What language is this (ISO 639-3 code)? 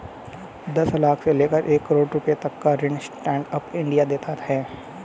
hin